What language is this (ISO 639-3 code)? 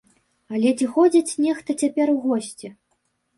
bel